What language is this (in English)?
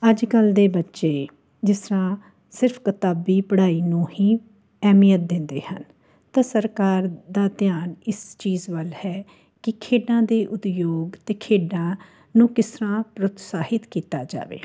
Punjabi